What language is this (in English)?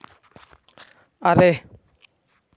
Santali